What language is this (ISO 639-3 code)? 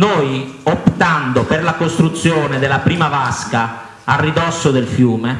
ita